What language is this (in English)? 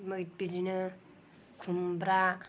Bodo